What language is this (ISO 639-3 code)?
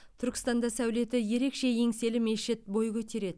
kaz